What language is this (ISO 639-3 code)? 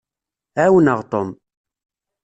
kab